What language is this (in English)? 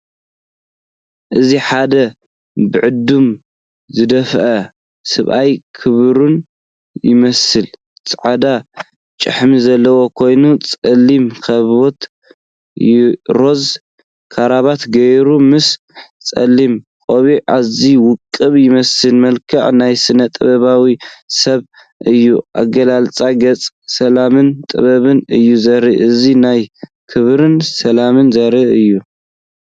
Tigrinya